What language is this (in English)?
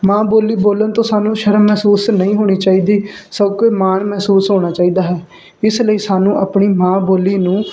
Punjabi